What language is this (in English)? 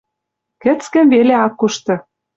Western Mari